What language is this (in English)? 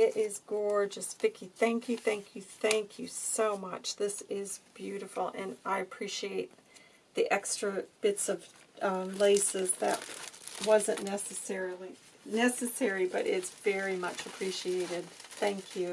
English